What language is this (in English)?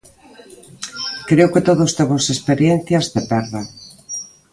Galician